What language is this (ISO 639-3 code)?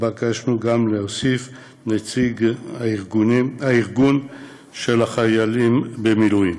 heb